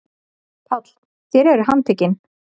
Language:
Icelandic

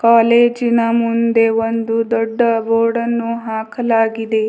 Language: Kannada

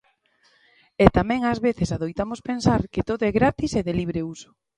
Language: Galician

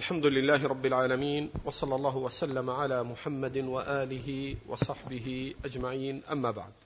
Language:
Arabic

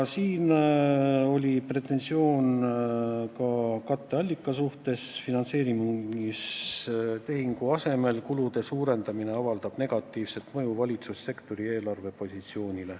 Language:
Estonian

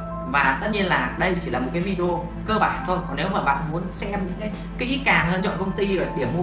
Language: Vietnamese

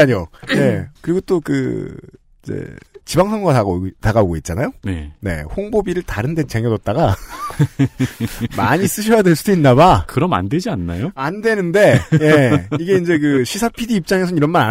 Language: Korean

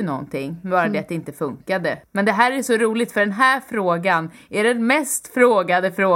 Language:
Swedish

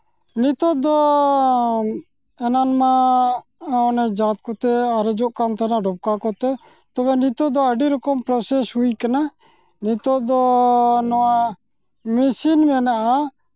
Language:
Santali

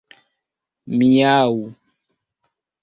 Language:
Esperanto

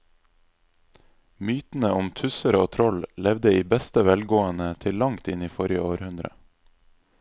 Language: Norwegian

